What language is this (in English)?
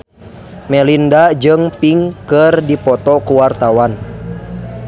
Sundanese